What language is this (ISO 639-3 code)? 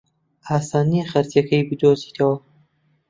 ckb